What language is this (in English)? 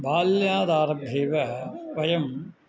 Sanskrit